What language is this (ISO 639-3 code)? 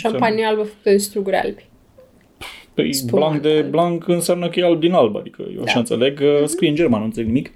ron